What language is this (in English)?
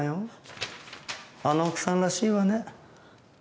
Japanese